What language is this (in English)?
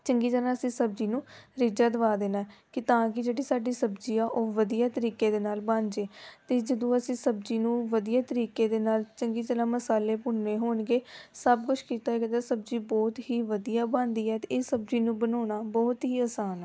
Punjabi